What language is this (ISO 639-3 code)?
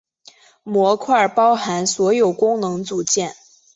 zho